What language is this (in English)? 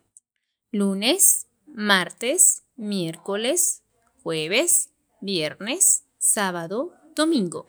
Sacapulteco